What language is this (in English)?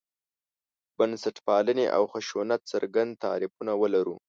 Pashto